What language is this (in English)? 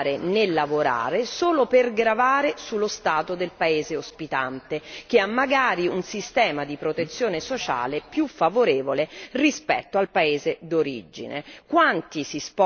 Italian